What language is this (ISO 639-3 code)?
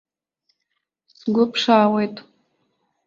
abk